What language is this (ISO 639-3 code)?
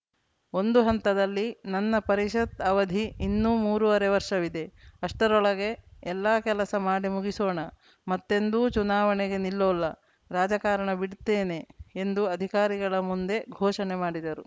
kan